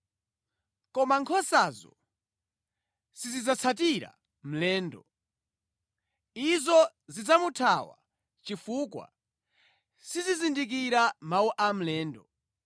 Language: Nyanja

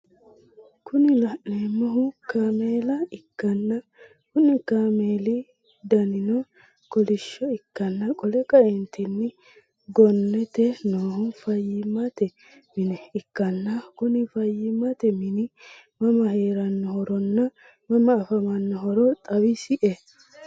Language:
Sidamo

